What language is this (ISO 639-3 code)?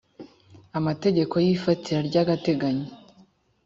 kin